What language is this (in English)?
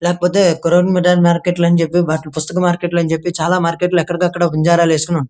Telugu